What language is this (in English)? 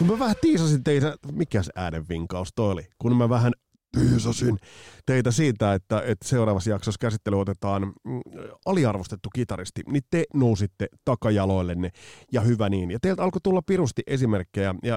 Finnish